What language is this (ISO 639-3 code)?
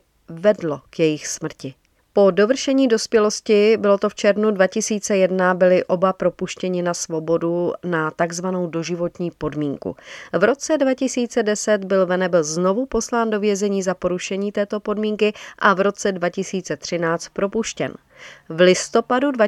ces